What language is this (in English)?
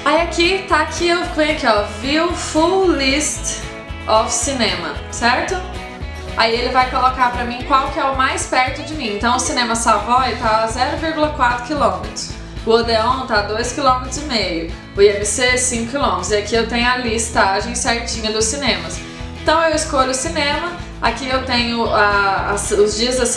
Portuguese